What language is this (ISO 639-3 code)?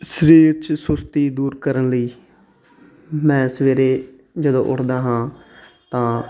pan